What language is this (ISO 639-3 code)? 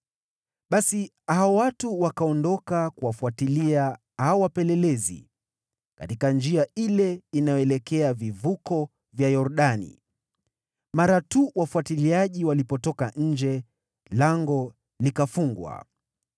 swa